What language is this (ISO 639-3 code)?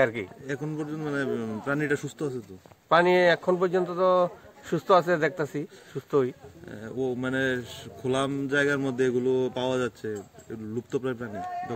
ron